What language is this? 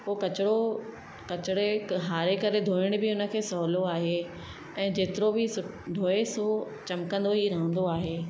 Sindhi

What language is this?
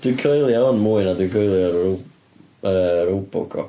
Welsh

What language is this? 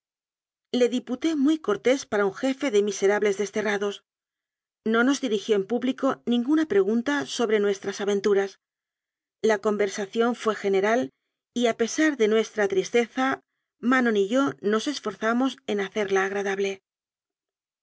Spanish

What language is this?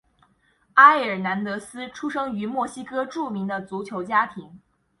Chinese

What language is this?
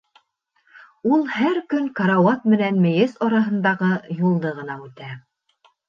Bashkir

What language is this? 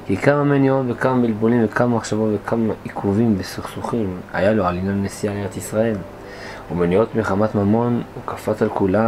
Hebrew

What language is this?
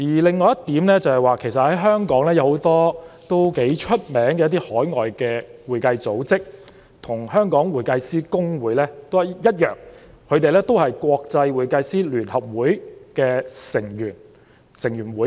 Cantonese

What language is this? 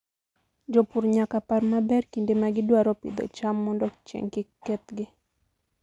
Luo (Kenya and Tanzania)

